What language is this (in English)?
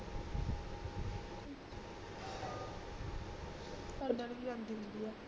Punjabi